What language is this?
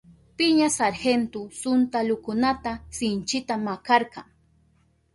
Southern Pastaza Quechua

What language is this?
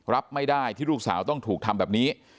Thai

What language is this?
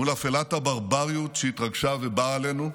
Hebrew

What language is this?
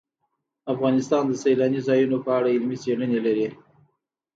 Pashto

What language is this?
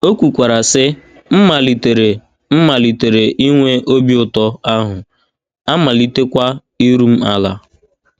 Igbo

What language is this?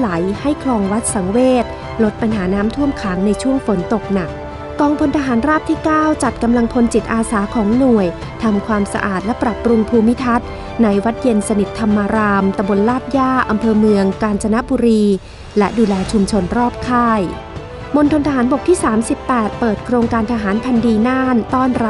Thai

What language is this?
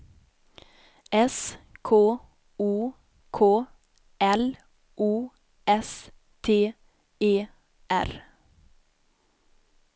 Swedish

